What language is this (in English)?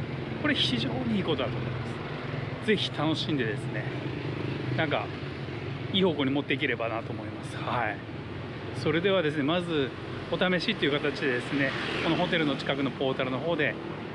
Japanese